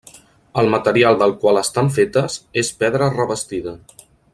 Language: Catalan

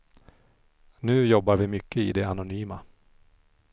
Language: Swedish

